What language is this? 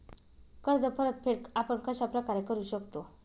Marathi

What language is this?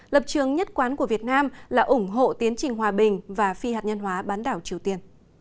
Vietnamese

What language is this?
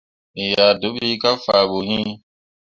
Mundang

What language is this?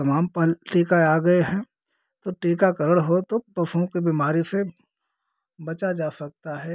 Hindi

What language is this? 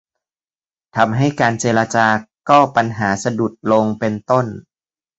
Thai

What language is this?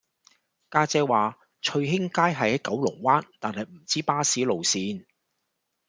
Cantonese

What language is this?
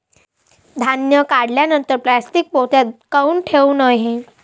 Marathi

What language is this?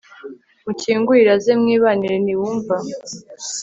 Kinyarwanda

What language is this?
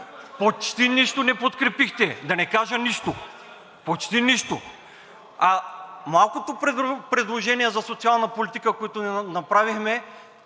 Bulgarian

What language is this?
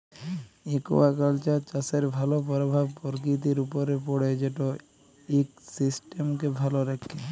Bangla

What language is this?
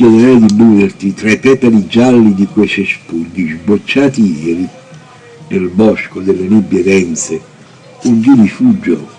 Italian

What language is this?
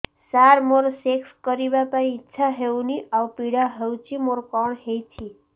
Odia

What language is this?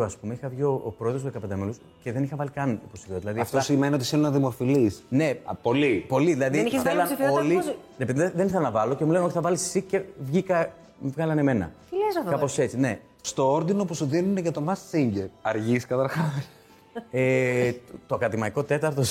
Greek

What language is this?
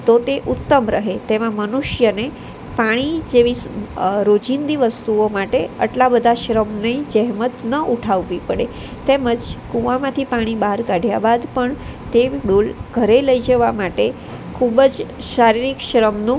Gujarati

